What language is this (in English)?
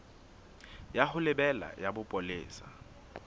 Southern Sotho